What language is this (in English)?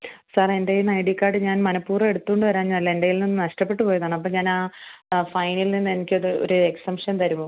Malayalam